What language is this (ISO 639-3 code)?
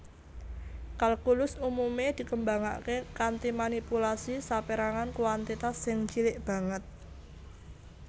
jav